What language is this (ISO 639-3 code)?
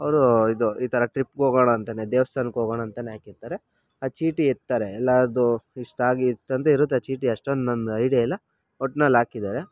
kan